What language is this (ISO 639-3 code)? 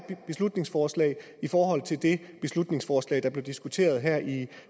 dan